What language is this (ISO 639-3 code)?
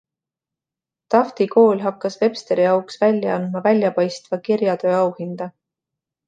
est